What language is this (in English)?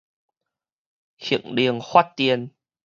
Min Nan Chinese